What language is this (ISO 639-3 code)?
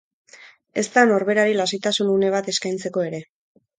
eus